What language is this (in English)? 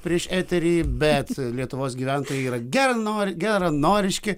Lithuanian